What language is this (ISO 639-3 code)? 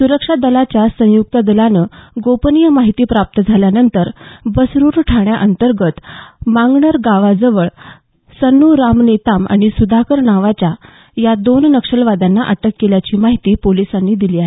mar